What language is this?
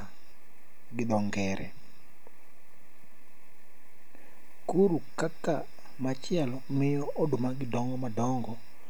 Luo (Kenya and Tanzania)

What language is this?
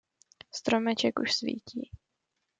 Czech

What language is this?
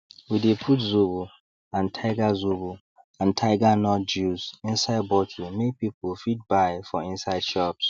Nigerian Pidgin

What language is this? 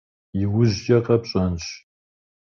Kabardian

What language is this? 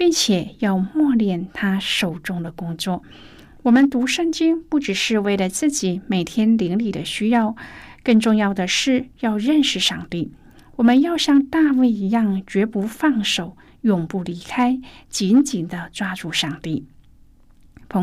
Chinese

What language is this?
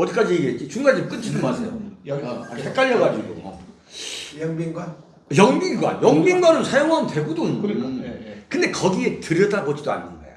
Korean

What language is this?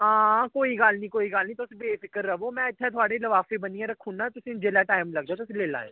Dogri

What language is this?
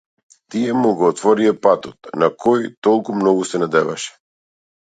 Macedonian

